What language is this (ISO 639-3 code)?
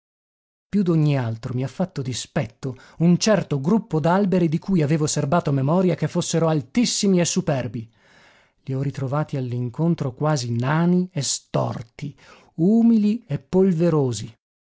ita